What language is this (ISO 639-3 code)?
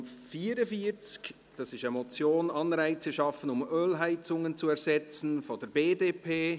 gsw